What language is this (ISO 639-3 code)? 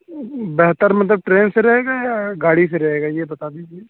urd